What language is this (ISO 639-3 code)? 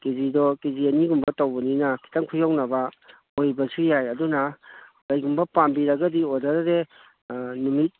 mni